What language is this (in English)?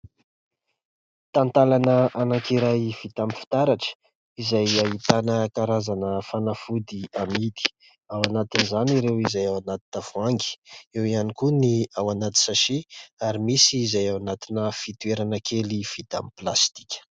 Malagasy